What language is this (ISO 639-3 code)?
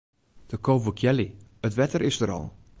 fry